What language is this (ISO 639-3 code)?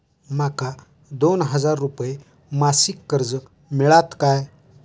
mar